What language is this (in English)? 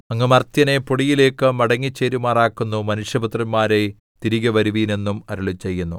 Malayalam